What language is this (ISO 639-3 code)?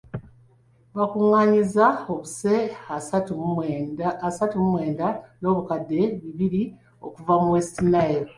lug